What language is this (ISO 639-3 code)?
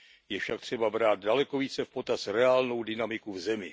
ces